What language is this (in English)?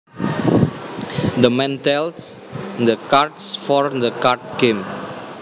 Javanese